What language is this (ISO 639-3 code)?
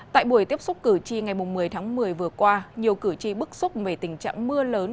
vie